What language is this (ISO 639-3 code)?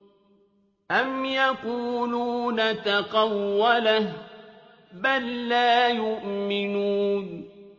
ara